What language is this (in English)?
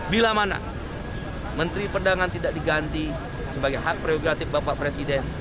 Indonesian